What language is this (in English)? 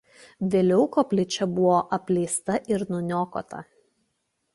Lithuanian